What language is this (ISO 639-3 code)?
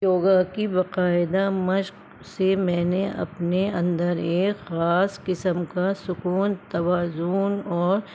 urd